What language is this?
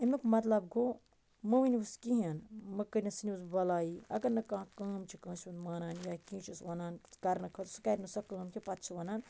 Kashmiri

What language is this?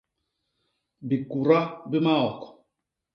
Basaa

